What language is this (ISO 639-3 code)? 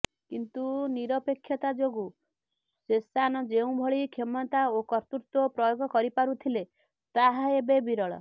ori